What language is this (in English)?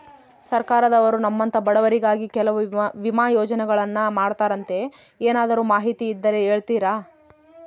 Kannada